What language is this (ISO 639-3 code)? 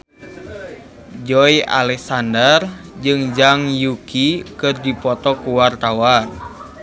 sun